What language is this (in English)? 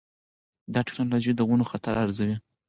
Pashto